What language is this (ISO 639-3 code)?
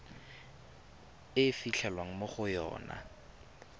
tsn